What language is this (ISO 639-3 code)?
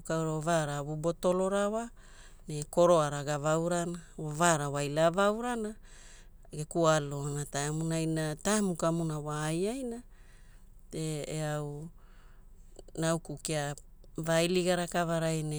hul